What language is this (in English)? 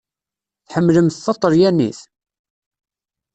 Kabyle